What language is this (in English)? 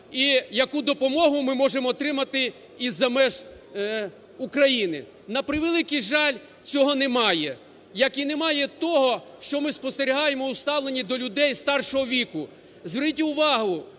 Ukrainian